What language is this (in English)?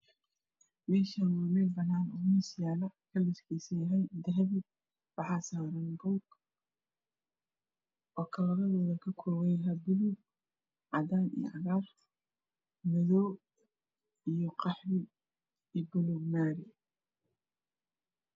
Somali